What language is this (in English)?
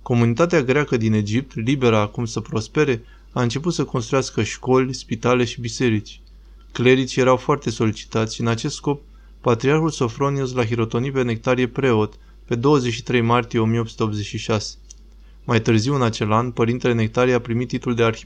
Romanian